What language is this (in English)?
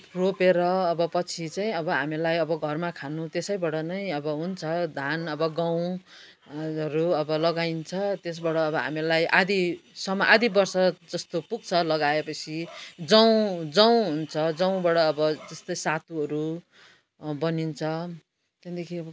Nepali